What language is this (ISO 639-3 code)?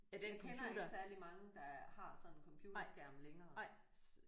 dan